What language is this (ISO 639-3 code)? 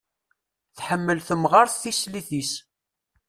kab